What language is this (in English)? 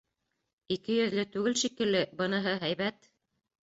Bashkir